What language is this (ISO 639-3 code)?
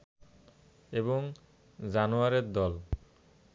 ben